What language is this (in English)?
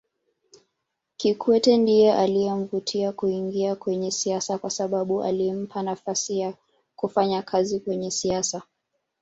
Swahili